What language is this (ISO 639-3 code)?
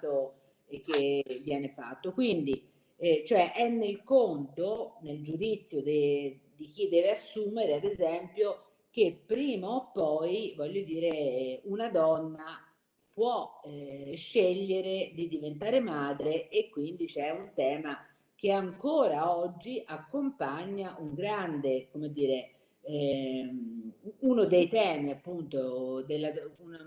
ita